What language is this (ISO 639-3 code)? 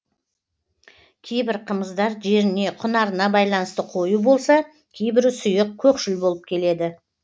kaz